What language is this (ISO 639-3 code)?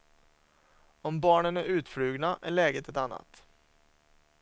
swe